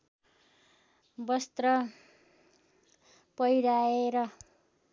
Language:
Nepali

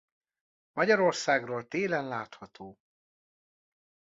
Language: Hungarian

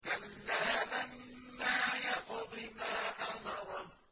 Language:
Arabic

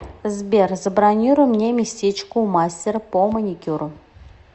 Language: Russian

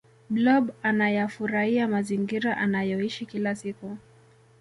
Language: Swahili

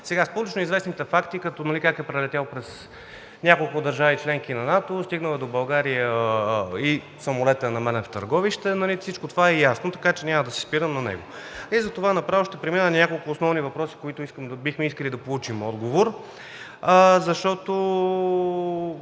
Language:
Bulgarian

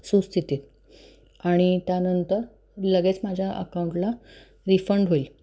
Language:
Marathi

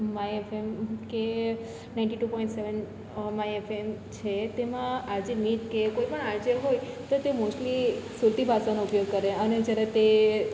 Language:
Gujarati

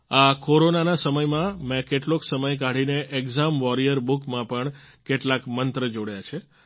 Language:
Gujarati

